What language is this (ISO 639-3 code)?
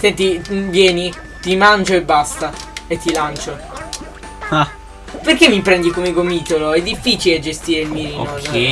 ita